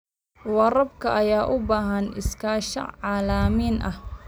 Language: Somali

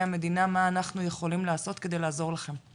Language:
Hebrew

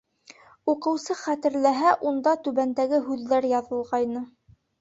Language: Bashkir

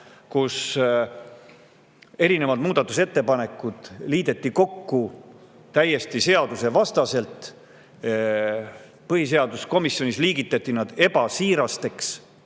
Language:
Estonian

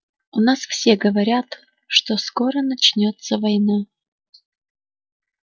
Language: Russian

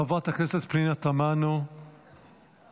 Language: Hebrew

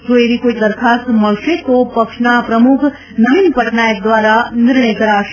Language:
Gujarati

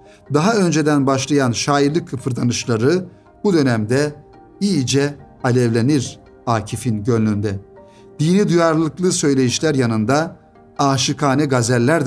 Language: Turkish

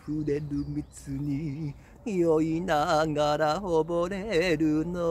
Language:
Japanese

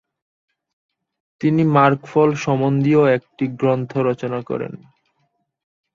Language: Bangla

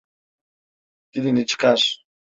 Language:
Turkish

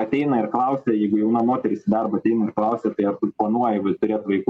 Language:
Lithuanian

